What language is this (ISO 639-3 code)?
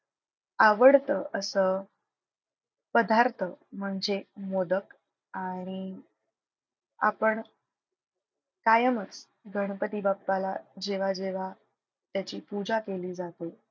mar